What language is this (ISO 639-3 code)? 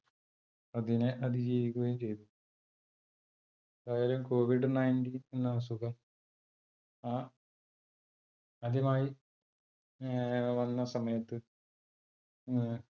mal